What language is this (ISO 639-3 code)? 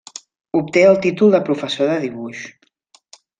cat